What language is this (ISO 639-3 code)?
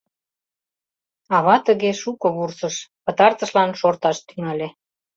chm